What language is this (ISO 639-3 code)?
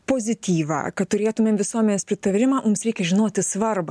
lit